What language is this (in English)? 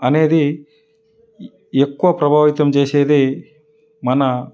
Telugu